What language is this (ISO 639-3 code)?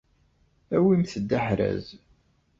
kab